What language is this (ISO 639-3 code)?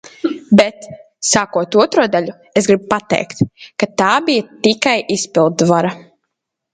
lav